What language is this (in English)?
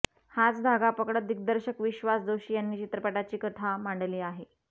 Marathi